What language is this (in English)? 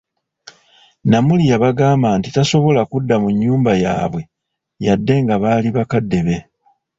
Ganda